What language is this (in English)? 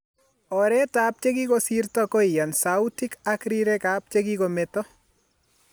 Kalenjin